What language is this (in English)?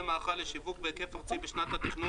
Hebrew